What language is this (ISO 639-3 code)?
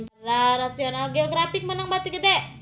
sun